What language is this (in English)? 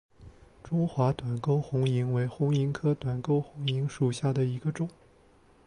Chinese